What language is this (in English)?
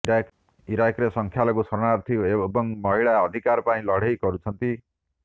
Odia